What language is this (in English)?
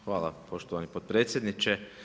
Croatian